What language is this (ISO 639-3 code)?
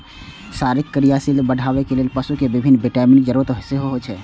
mai